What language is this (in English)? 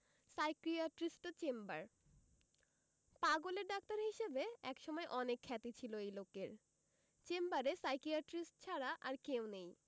Bangla